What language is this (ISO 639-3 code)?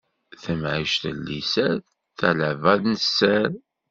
kab